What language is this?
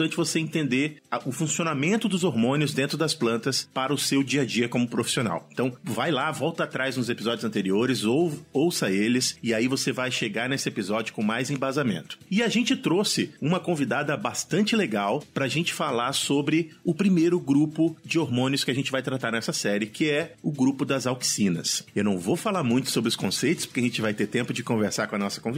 Portuguese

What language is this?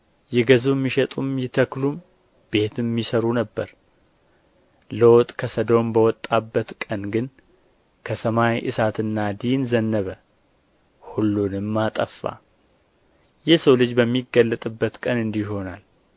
Amharic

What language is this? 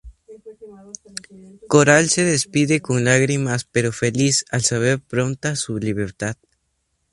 Spanish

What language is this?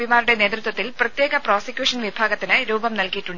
Malayalam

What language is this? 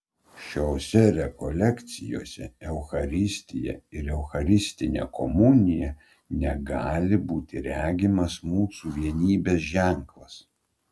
Lithuanian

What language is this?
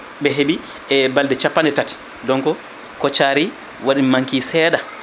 Fula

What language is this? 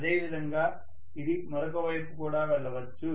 Telugu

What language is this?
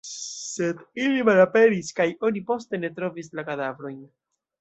Esperanto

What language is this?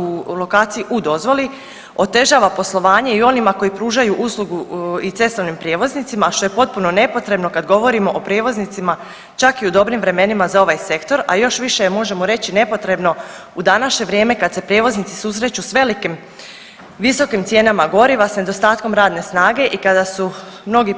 Croatian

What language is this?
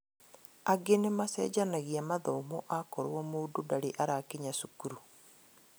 Kikuyu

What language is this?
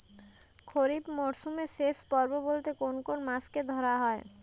Bangla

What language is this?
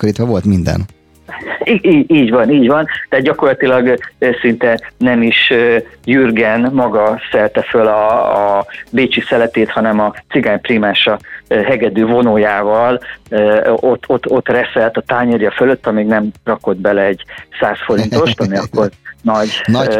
Hungarian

